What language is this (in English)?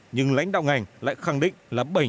Vietnamese